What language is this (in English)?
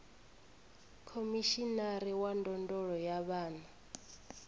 Venda